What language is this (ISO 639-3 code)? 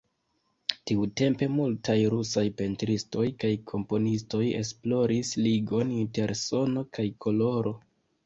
epo